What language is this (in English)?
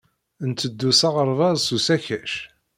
Kabyle